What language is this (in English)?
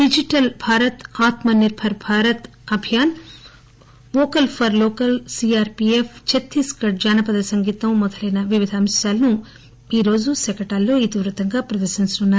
Telugu